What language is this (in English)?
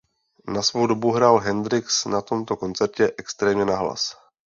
Czech